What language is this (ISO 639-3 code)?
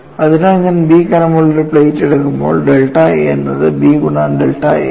mal